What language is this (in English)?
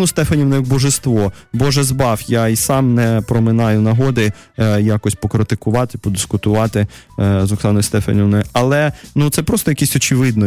Russian